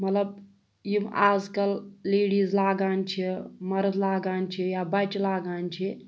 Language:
Kashmiri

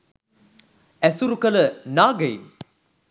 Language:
Sinhala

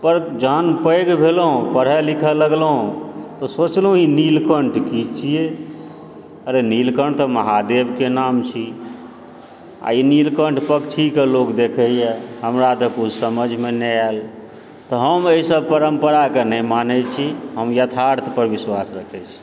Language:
Maithili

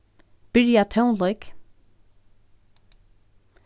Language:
Faroese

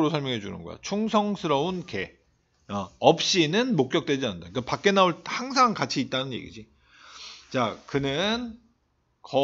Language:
Korean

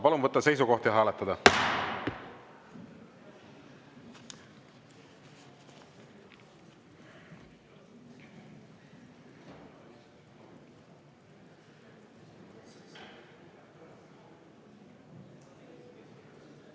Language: Estonian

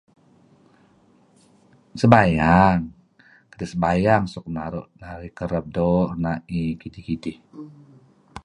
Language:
Kelabit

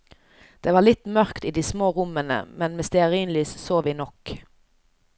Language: Norwegian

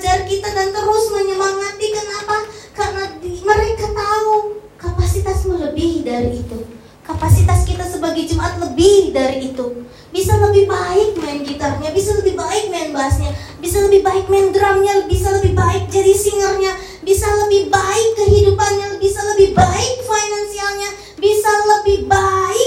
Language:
Indonesian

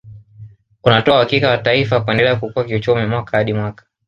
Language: Swahili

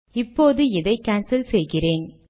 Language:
Tamil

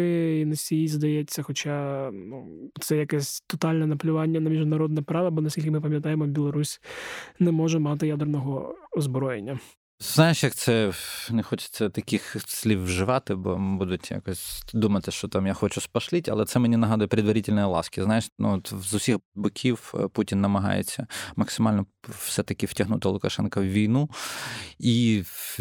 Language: Ukrainian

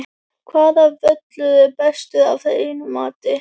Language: Icelandic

